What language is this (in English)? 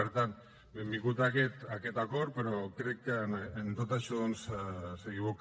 Catalan